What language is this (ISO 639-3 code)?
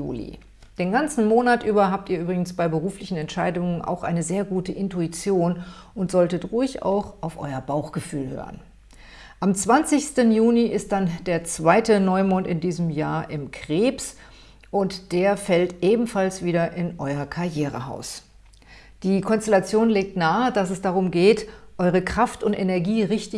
deu